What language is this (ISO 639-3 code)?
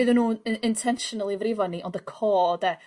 cym